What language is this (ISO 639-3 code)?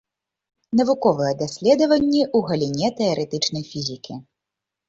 bel